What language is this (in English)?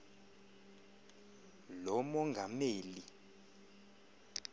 Xhosa